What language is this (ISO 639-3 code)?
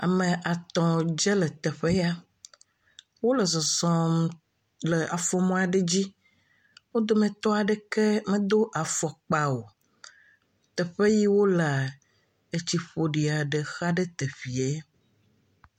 ewe